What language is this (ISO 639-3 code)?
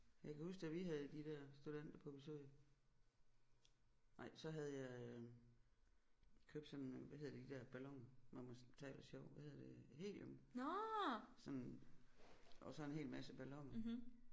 dan